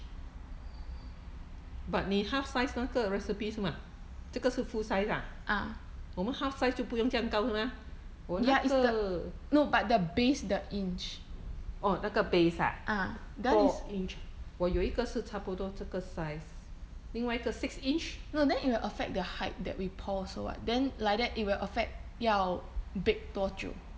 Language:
English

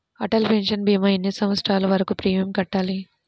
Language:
Telugu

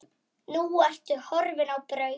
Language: Icelandic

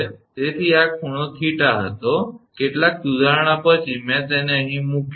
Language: Gujarati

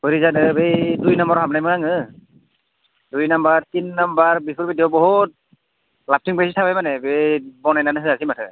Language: Bodo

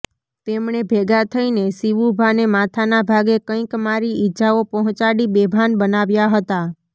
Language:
Gujarati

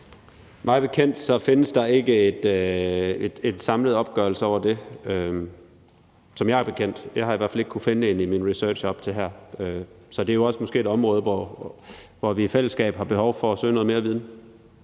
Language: Danish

